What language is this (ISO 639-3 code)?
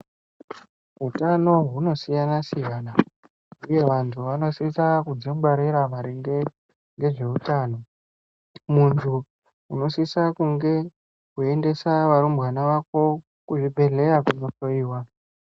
ndc